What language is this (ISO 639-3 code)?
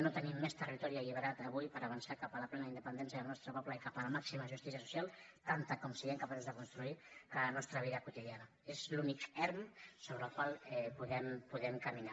cat